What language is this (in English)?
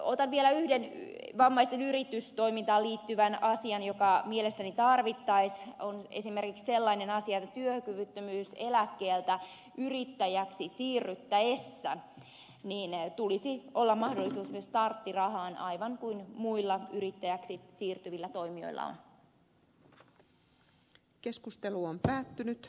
Finnish